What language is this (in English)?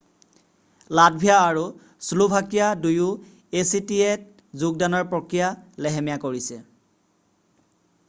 Assamese